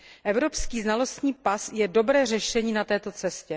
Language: Czech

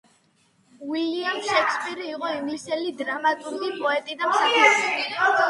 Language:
Georgian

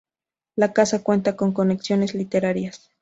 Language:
Spanish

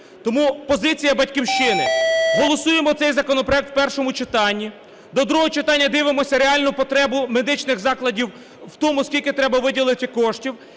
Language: Ukrainian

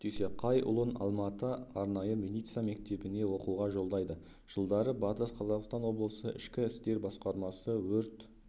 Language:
Kazakh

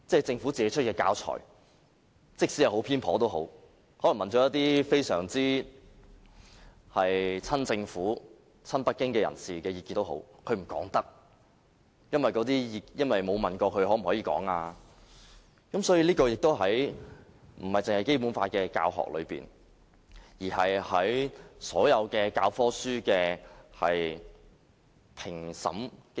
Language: Cantonese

